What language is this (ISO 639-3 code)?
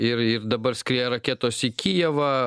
lit